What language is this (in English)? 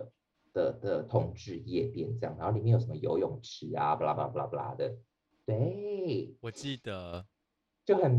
Chinese